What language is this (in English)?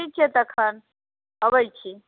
Maithili